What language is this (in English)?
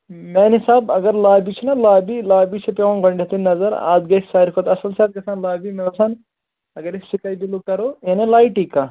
Kashmiri